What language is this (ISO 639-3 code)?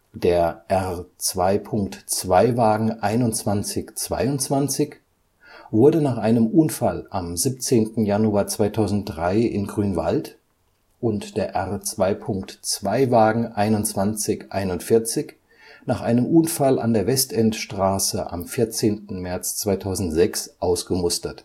deu